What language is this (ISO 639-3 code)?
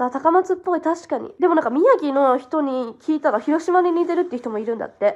jpn